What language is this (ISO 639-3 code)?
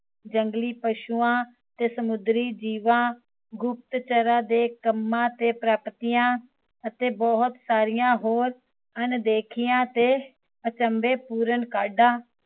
pan